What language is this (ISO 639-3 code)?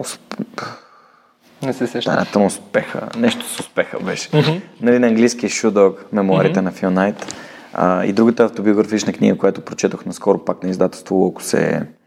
bul